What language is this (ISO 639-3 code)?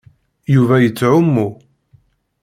kab